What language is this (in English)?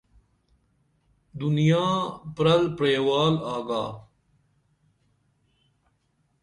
Dameli